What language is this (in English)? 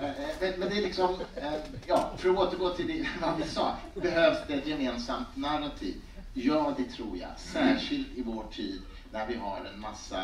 Swedish